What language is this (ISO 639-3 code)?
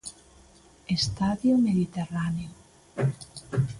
glg